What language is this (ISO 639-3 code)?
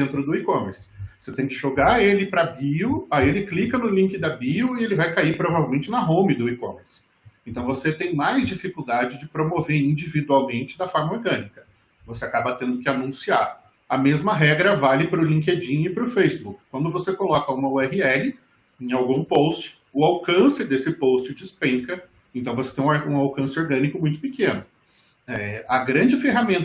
por